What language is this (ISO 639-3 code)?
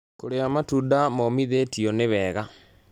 kik